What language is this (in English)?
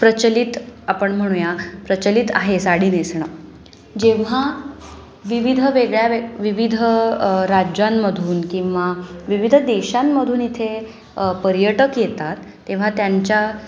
Marathi